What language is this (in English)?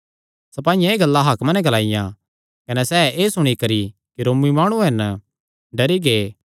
Kangri